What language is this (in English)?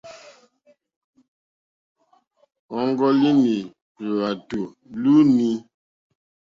Mokpwe